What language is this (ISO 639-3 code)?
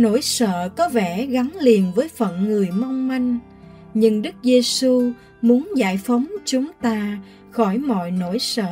vie